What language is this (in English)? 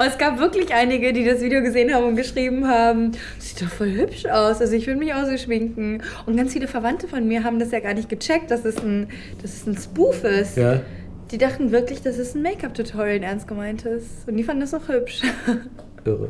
German